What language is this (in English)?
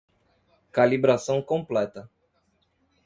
Portuguese